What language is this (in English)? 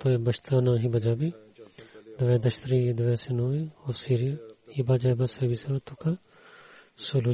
Bulgarian